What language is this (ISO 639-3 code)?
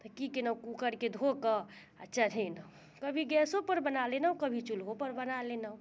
mai